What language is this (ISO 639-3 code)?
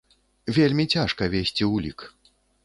bel